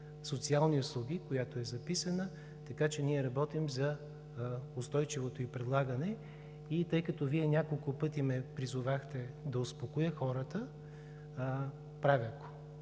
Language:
Bulgarian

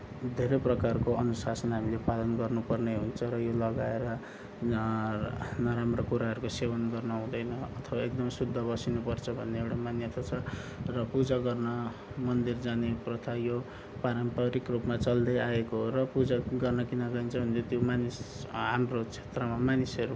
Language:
Nepali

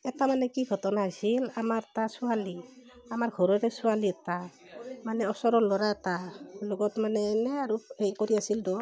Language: Assamese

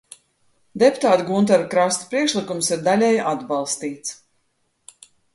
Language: Latvian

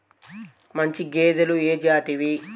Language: Telugu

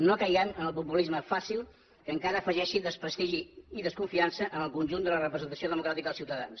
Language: Catalan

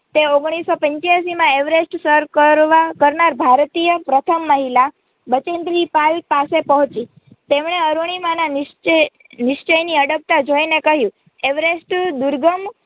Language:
Gujarati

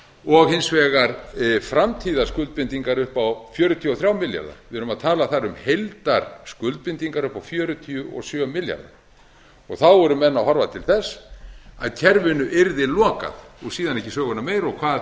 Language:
Icelandic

